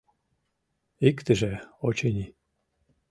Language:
Mari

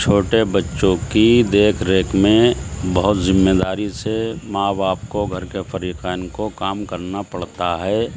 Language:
Urdu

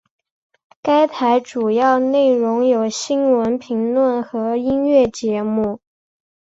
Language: Chinese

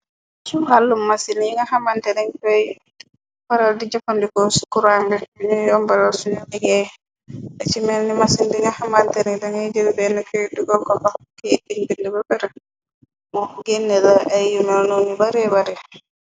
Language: Wolof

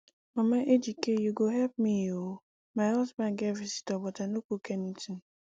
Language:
Nigerian Pidgin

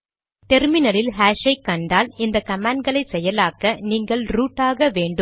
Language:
Tamil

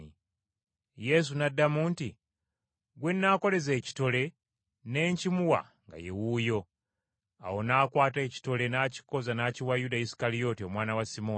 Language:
Ganda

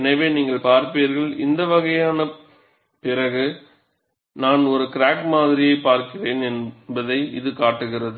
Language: Tamil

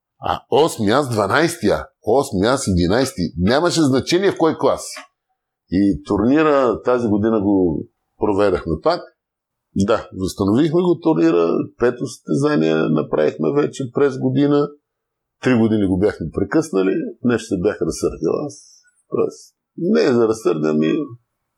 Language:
Bulgarian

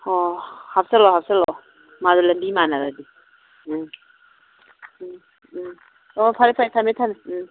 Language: Manipuri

